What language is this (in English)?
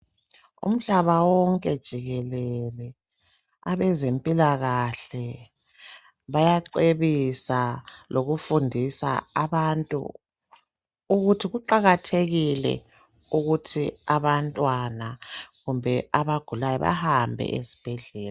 North Ndebele